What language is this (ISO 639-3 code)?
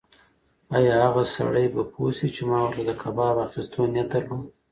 pus